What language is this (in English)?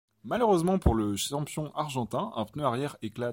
French